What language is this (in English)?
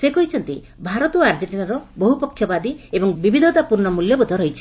Odia